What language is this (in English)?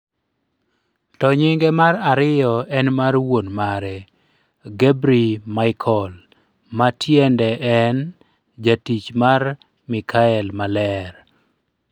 Luo (Kenya and Tanzania)